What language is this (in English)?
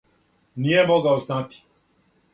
Serbian